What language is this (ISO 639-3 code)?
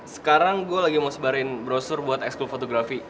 ind